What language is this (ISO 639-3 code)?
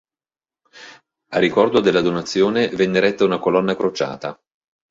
ita